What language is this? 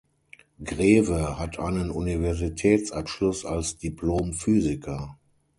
German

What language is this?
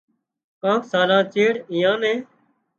Wadiyara Koli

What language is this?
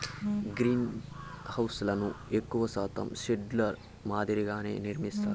Telugu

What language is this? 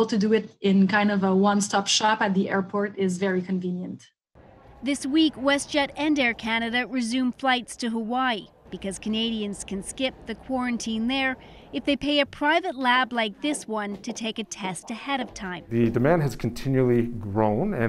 English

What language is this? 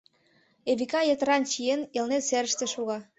Mari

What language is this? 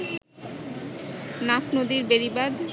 Bangla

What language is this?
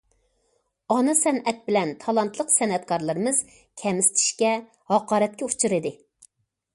Uyghur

